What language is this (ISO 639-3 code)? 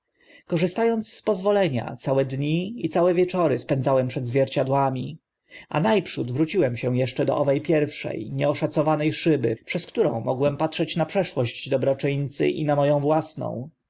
pol